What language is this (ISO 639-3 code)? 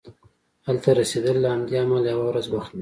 pus